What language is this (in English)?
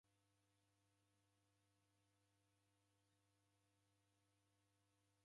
Taita